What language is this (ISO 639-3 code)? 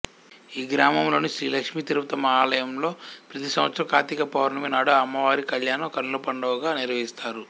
tel